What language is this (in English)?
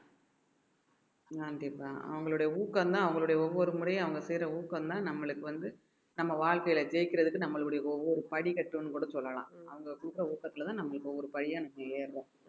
Tamil